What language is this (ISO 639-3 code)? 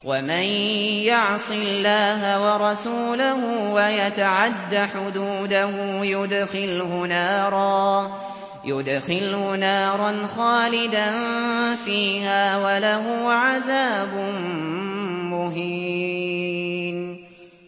ara